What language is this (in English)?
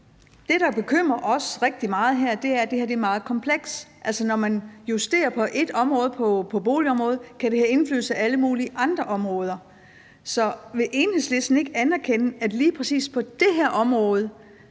Danish